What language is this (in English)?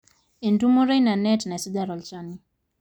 Masai